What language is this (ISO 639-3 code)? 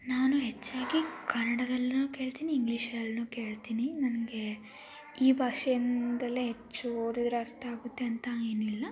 kan